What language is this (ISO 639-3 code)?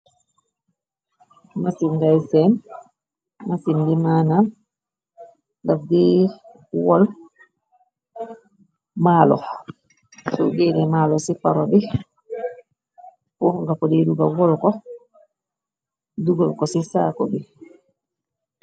wol